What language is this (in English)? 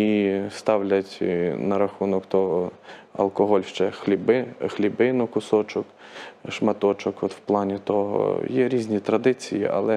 Ukrainian